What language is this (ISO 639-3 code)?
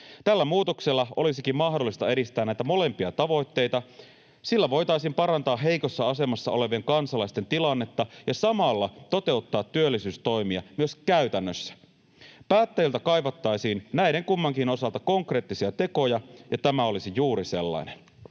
fin